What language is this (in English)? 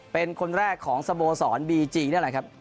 Thai